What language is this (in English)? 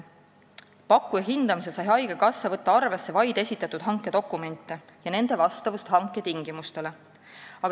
Estonian